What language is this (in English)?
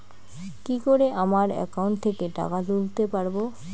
Bangla